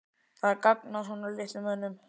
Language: Icelandic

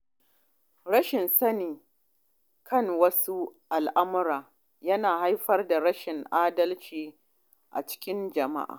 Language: Hausa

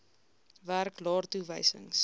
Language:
Afrikaans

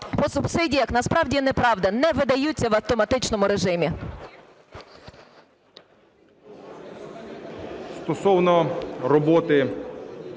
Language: Ukrainian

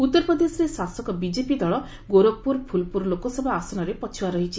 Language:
Odia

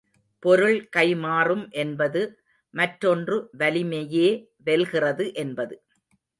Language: Tamil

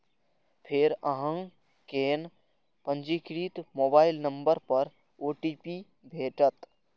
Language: Maithili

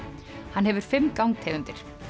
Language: Icelandic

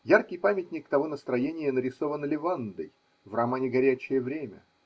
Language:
Russian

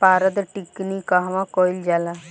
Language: Bhojpuri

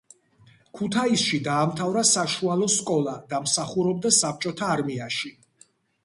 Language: Georgian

